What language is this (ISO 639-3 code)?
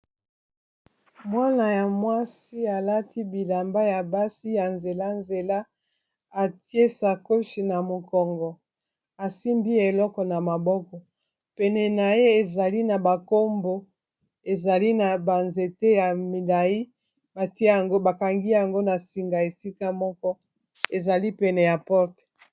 lin